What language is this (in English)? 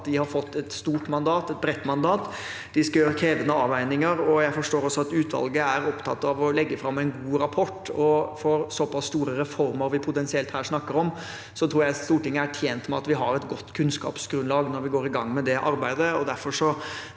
Norwegian